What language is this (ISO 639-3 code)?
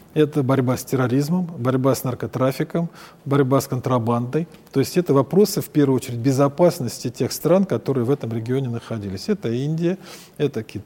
rus